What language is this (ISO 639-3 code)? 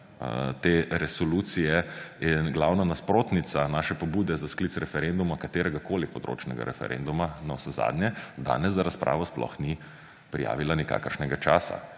slv